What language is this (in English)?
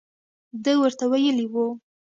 Pashto